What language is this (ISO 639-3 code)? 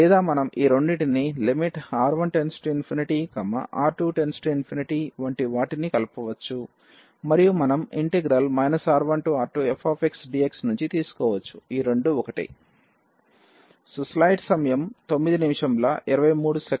tel